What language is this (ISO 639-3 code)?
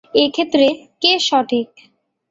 ben